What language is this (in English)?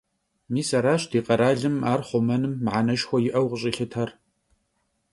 Kabardian